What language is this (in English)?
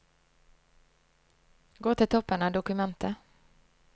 Norwegian